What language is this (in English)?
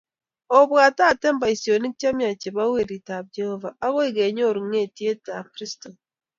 Kalenjin